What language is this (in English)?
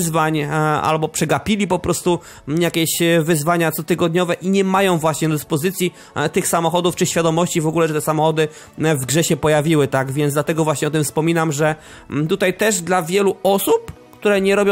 Polish